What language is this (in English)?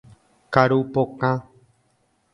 Guarani